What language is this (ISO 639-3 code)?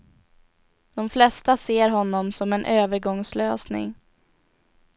swe